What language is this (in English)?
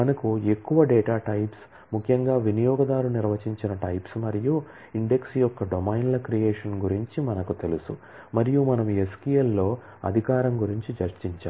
Telugu